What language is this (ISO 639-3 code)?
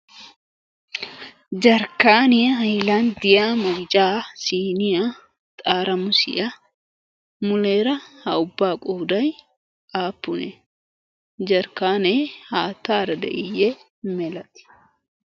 wal